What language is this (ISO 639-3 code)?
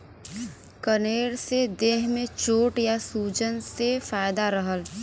bho